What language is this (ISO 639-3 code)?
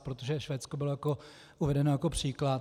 ces